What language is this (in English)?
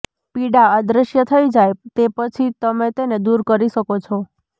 Gujarati